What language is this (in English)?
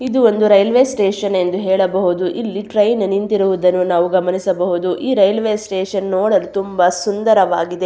Kannada